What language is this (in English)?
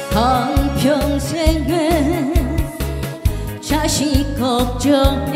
Korean